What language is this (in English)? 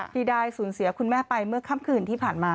Thai